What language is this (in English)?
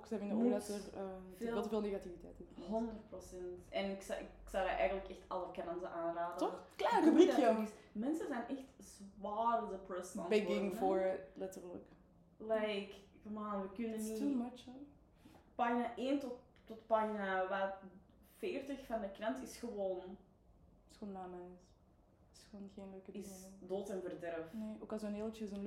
Dutch